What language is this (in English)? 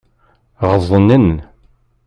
Kabyle